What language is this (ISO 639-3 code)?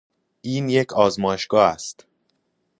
fas